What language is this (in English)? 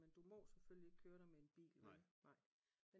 Danish